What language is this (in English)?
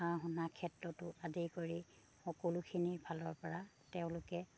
Assamese